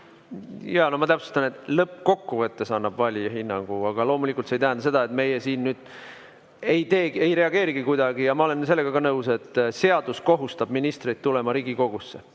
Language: Estonian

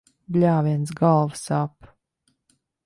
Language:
Latvian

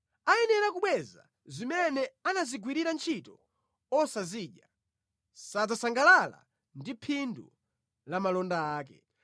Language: Nyanja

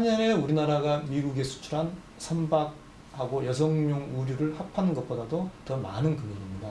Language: Korean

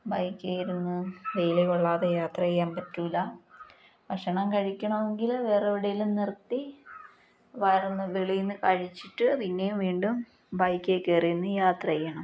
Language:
Malayalam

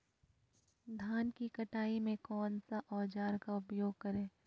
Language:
Magahi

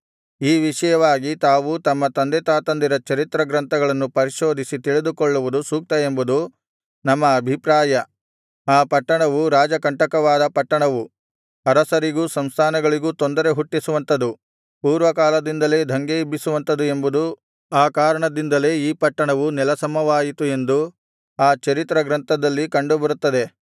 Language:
Kannada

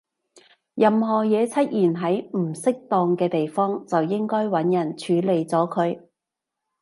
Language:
Cantonese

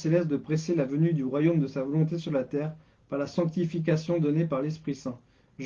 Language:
French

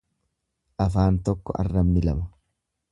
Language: Oromo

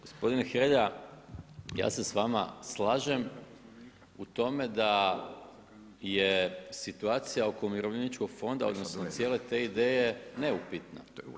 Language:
Croatian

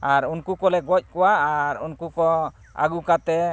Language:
Santali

